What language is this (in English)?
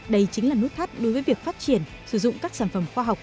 Vietnamese